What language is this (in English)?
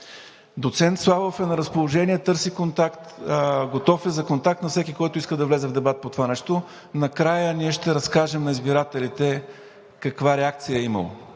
Bulgarian